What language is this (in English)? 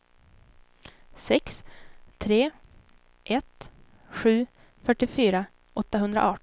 Swedish